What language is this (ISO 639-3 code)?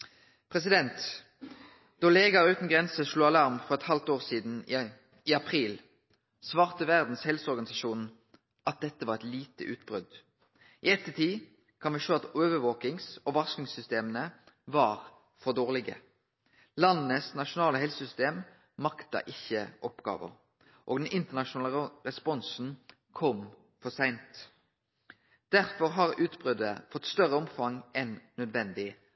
nno